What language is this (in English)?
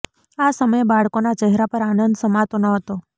Gujarati